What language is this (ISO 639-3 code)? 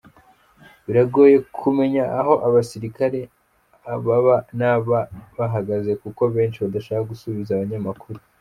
kin